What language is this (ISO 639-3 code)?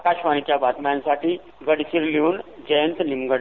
mar